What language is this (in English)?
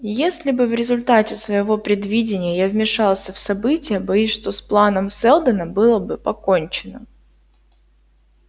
Russian